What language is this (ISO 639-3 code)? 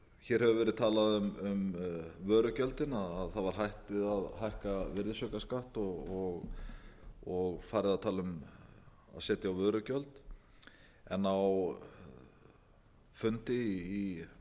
isl